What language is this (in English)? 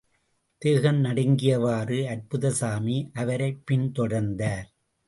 Tamil